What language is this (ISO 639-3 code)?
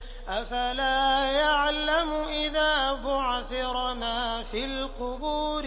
ara